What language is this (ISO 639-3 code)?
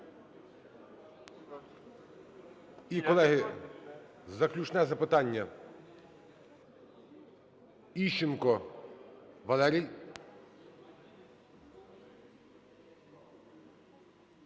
ukr